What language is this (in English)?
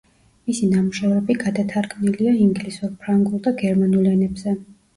Georgian